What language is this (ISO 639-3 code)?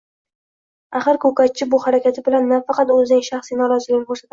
uzb